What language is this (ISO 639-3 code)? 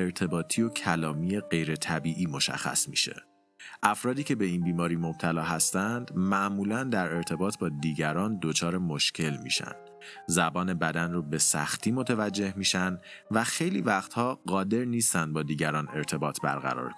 fas